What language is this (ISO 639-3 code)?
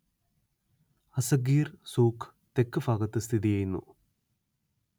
mal